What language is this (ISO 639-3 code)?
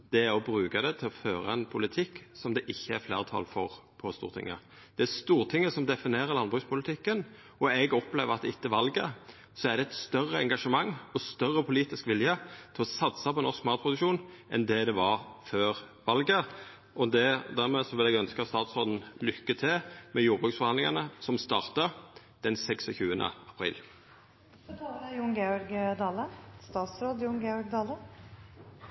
nno